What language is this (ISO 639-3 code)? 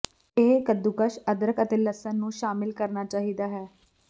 pan